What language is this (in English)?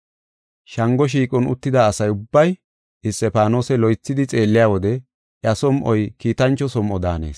Gofa